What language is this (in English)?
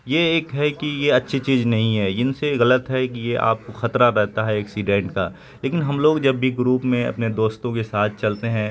Urdu